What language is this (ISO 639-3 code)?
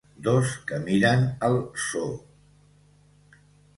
cat